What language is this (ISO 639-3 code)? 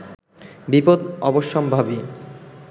ben